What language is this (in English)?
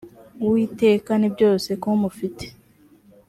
Kinyarwanda